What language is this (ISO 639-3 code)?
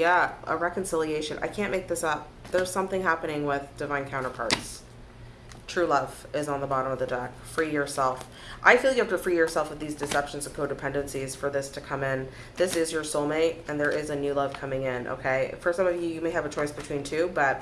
eng